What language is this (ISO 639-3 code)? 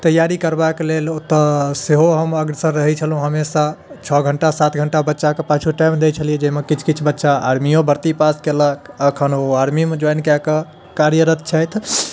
mai